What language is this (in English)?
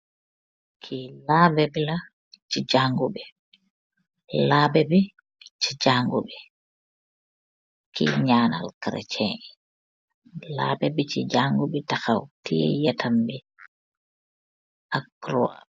Wolof